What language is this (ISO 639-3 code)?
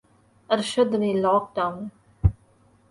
urd